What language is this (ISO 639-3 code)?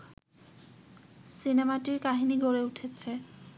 ben